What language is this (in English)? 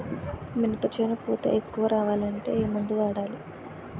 Telugu